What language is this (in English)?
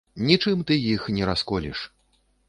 Belarusian